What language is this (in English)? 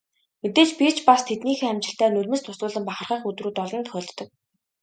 Mongolian